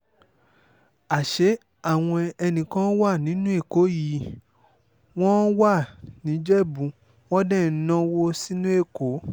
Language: Yoruba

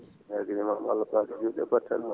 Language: Fula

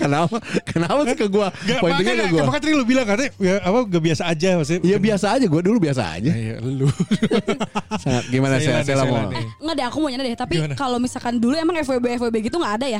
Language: Indonesian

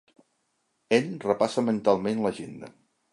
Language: Catalan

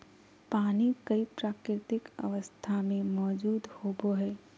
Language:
Magahi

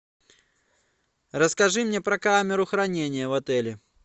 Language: Russian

